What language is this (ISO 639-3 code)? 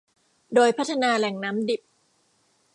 tha